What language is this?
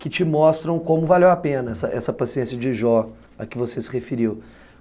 Portuguese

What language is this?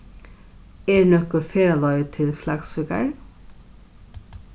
Faroese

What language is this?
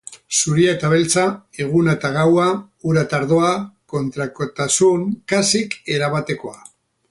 Basque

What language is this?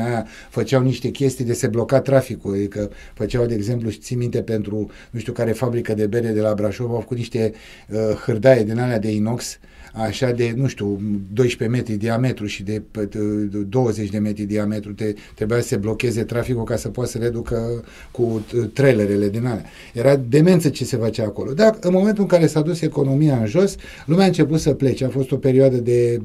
Romanian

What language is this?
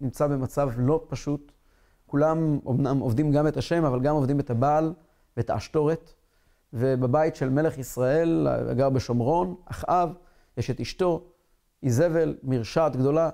Hebrew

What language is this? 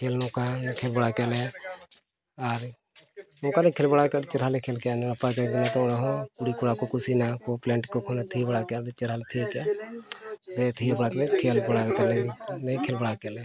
Santali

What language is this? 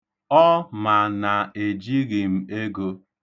Igbo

